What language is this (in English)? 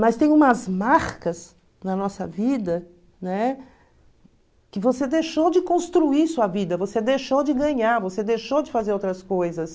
Portuguese